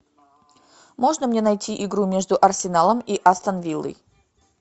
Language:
Russian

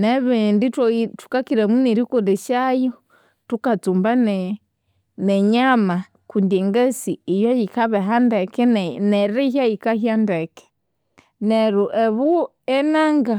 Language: Konzo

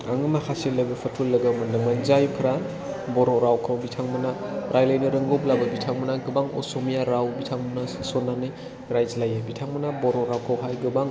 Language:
Bodo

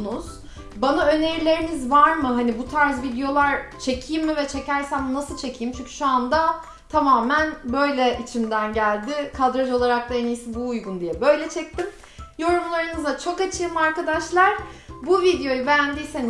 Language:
Turkish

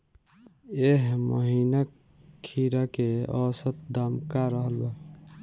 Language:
Bhojpuri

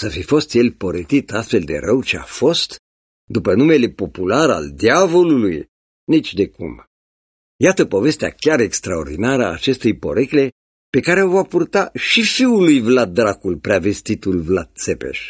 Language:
Romanian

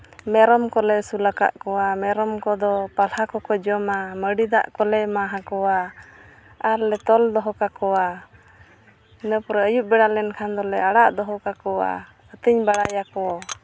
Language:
Santali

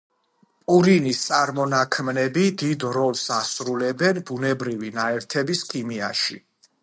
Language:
Georgian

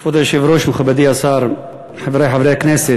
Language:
Hebrew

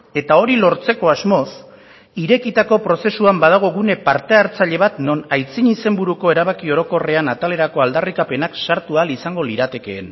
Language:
Basque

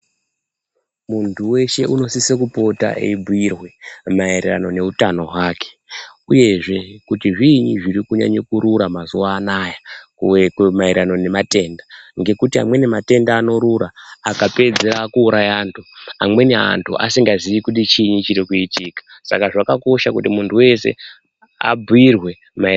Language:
Ndau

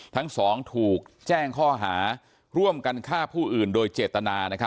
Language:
Thai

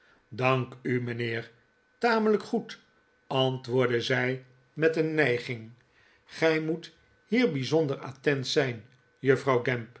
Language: Dutch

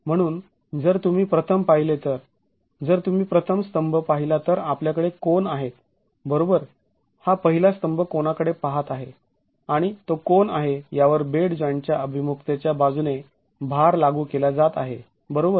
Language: Marathi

